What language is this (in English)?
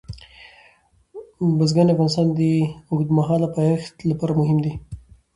Pashto